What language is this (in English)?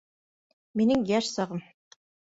Bashkir